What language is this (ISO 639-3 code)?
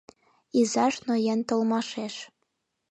chm